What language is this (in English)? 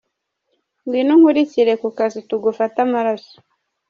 Kinyarwanda